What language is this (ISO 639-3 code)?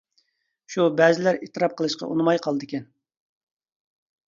uig